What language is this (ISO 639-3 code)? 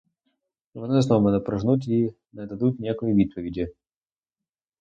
ukr